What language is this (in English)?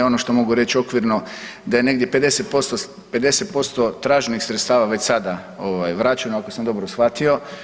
Croatian